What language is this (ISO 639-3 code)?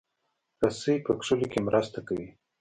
pus